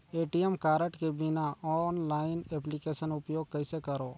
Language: Chhattisgarhi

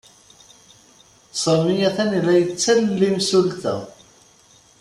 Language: Kabyle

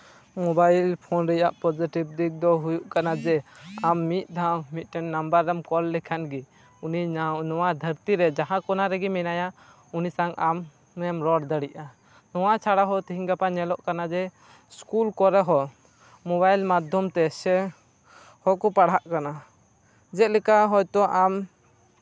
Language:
Santali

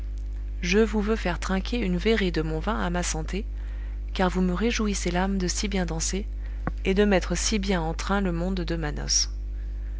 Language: French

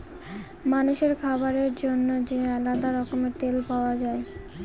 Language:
Bangla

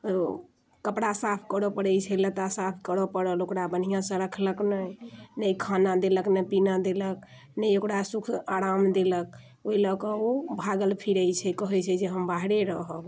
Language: Maithili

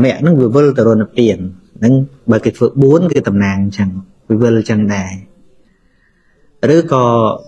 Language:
Vietnamese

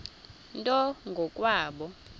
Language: Xhosa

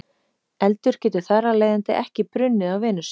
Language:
Icelandic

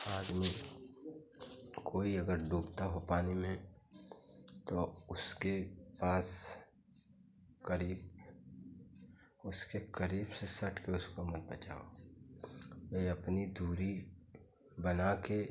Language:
Hindi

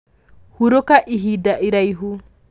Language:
Kikuyu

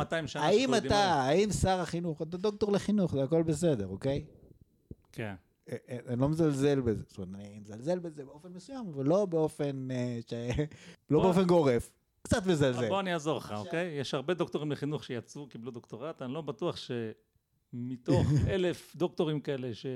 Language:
Hebrew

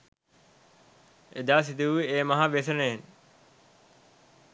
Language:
Sinhala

